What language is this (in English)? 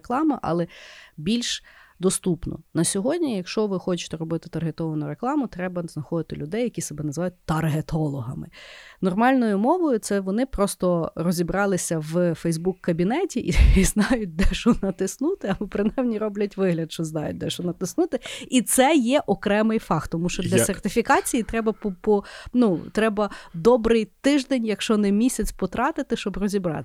Ukrainian